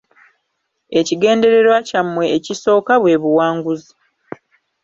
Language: Ganda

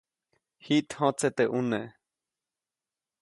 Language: Copainalá Zoque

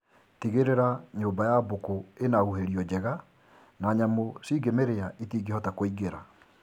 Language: Kikuyu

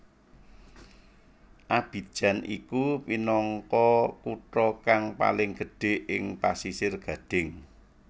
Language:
Javanese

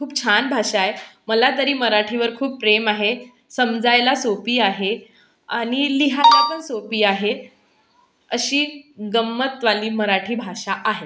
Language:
Marathi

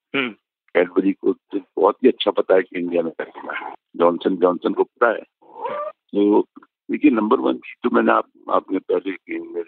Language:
Marathi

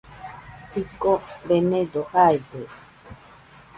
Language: Nüpode Huitoto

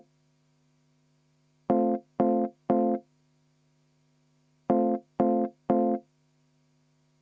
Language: Estonian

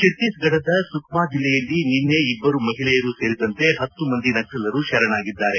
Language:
Kannada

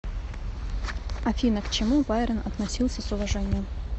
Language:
Russian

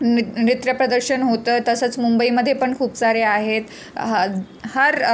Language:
Marathi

